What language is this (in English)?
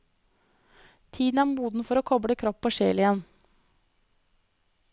Norwegian